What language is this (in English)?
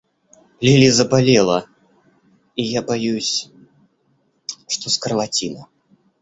Russian